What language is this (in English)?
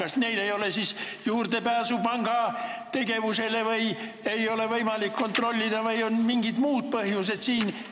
Estonian